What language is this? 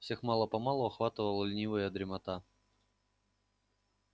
Russian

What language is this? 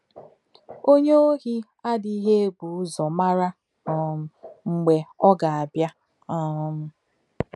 Igbo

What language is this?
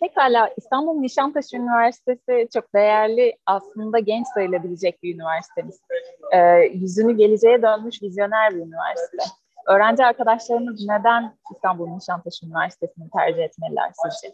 Turkish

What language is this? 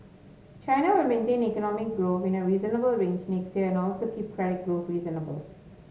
English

